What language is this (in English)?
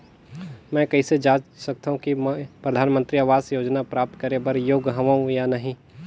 Chhattisgarhi